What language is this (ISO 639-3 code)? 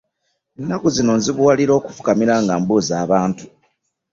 lug